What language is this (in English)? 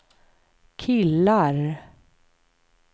Swedish